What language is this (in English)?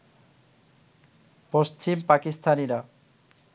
Bangla